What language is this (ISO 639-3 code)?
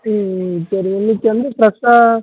tam